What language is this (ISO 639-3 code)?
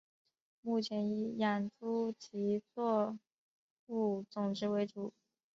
zho